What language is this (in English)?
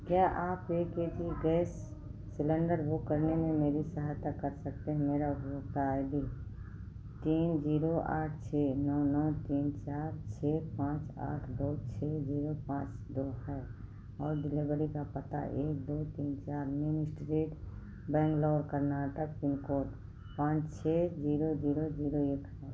Hindi